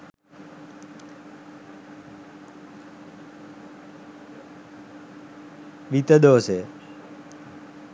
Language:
Sinhala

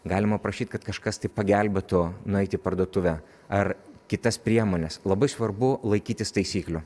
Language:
Lithuanian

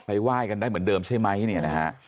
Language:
Thai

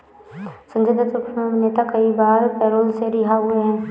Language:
Hindi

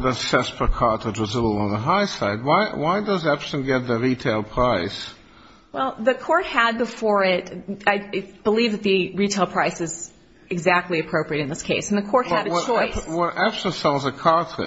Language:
English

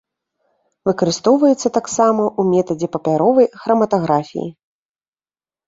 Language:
Belarusian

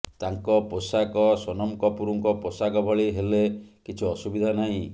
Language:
Odia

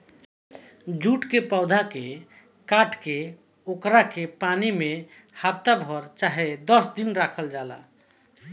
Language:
Bhojpuri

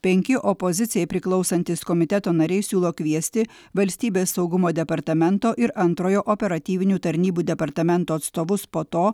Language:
Lithuanian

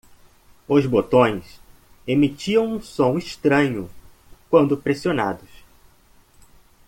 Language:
Portuguese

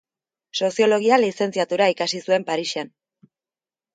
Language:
Basque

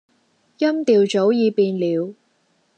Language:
Cantonese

